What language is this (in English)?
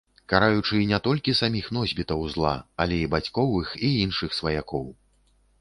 Belarusian